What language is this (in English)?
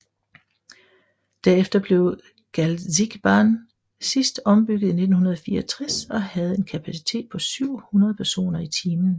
Danish